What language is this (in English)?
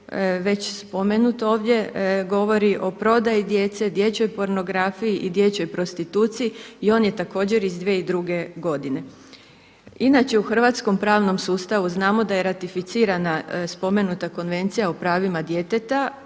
Croatian